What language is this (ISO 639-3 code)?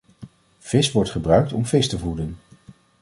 nld